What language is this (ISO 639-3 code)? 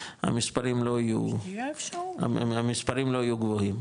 heb